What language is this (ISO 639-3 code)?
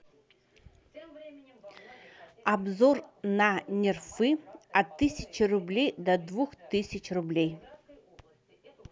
rus